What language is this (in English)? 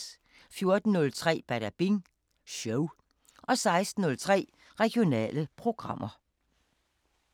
Danish